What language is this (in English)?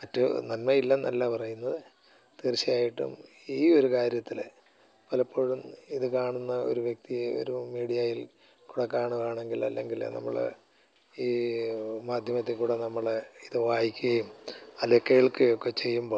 Malayalam